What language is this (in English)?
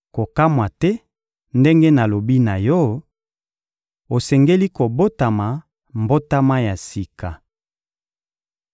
Lingala